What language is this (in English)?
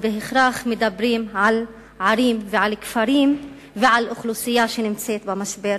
Hebrew